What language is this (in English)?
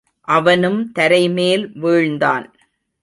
Tamil